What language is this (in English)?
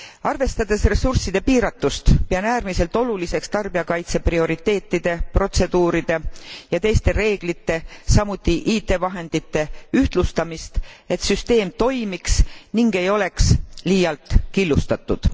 Estonian